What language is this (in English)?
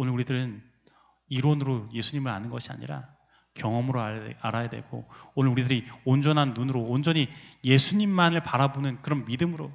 Korean